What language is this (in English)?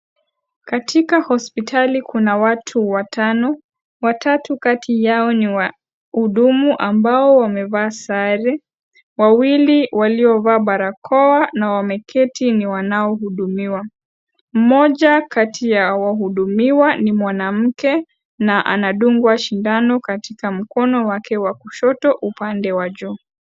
Swahili